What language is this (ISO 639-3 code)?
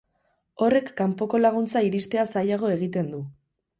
eus